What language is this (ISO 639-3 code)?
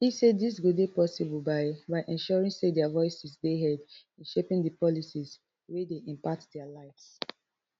pcm